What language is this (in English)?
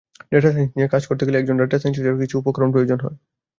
Bangla